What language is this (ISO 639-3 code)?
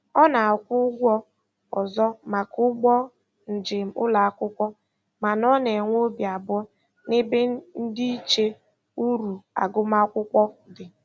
ibo